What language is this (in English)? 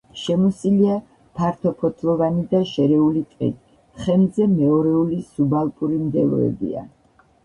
Georgian